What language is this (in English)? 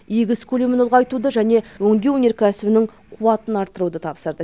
Kazakh